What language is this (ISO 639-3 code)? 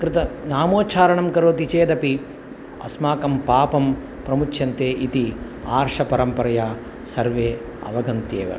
san